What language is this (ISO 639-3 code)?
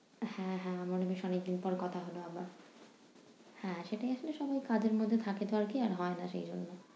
ben